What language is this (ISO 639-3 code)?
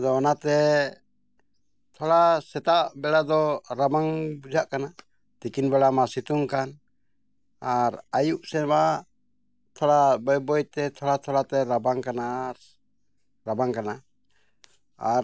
sat